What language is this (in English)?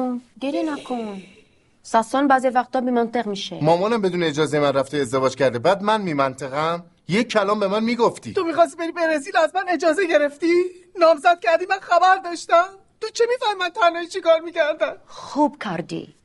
Persian